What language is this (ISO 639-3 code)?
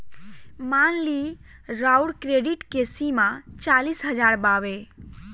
bho